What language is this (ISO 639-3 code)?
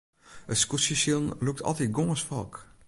fry